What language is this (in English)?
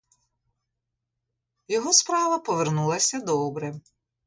Ukrainian